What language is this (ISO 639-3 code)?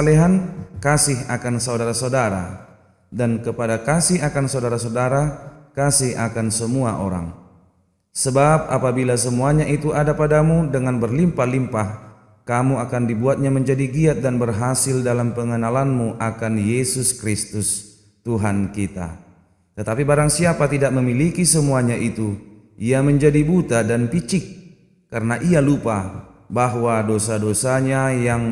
ind